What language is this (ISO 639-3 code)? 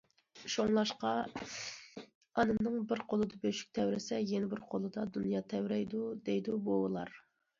uig